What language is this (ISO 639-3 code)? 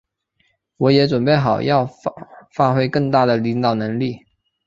zho